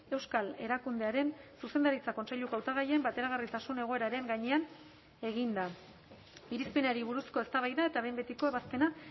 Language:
Basque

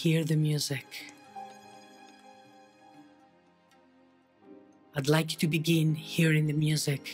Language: English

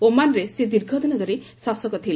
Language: Odia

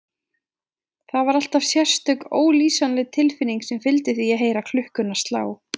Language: Icelandic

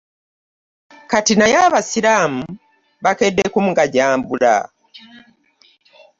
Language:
Ganda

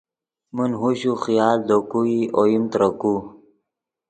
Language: Yidgha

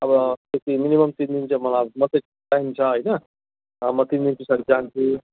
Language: Nepali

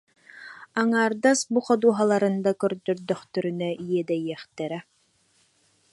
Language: Yakut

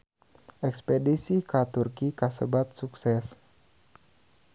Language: Sundanese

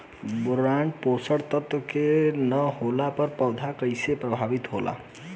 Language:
Bhojpuri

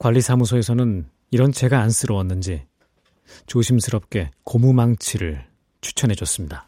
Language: Korean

